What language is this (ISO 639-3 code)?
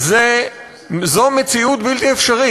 heb